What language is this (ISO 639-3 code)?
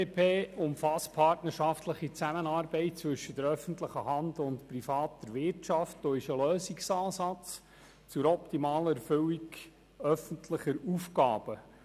gsw